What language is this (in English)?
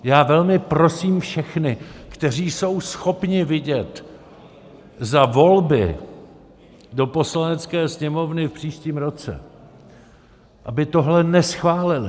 Czech